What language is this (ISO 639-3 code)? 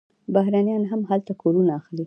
pus